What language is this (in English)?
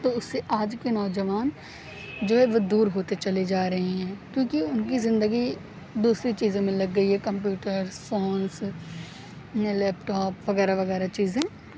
Urdu